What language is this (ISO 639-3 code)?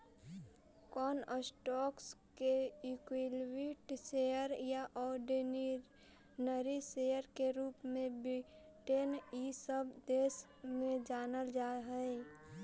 mag